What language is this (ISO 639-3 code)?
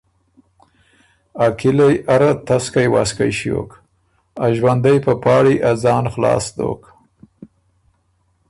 oru